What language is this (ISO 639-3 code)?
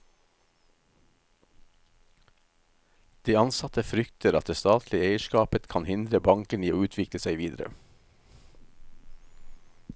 nor